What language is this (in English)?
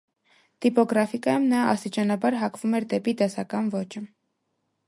Armenian